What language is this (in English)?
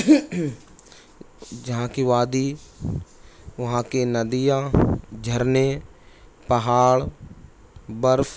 Urdu